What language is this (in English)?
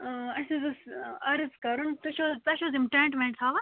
Kashmiri